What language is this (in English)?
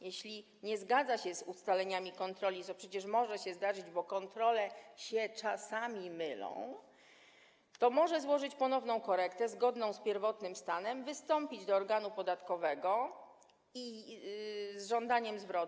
Polish